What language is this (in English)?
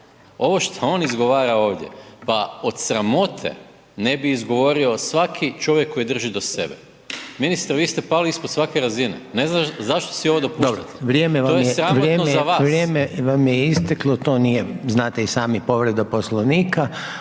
Croatian